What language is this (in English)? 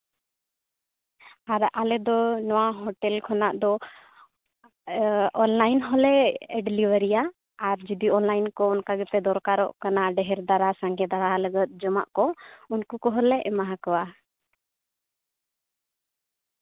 Santali